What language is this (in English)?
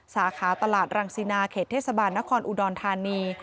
Thai